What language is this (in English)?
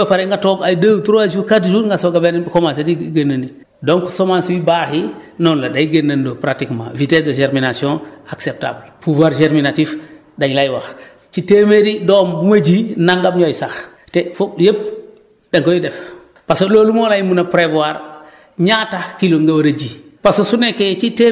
Wolof